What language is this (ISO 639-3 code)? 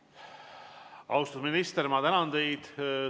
est